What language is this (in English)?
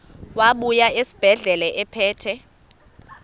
Xhosa